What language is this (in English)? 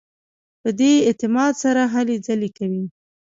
Pashto